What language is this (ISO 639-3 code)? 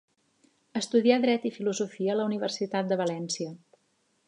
cat